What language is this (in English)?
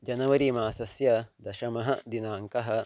Sanskrit